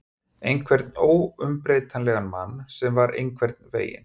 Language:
Icelandic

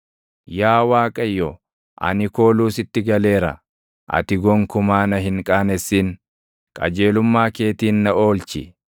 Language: Oromo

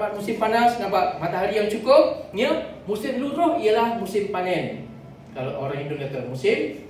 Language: Malay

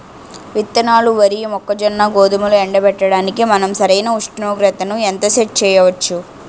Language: Telugu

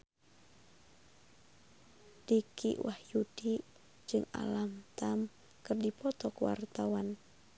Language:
Sundanese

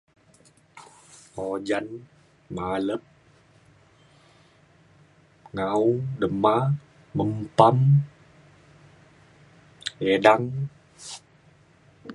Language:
Mainstream Kenyah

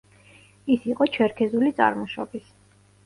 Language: Georgian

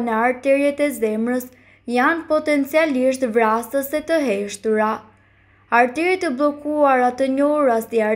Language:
Romanian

